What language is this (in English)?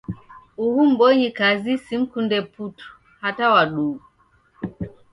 Taita